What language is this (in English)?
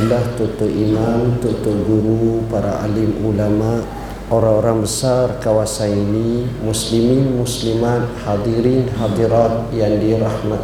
Malay